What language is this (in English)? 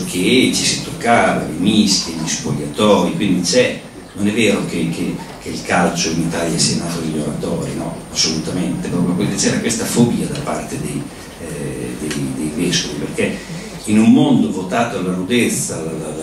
Italian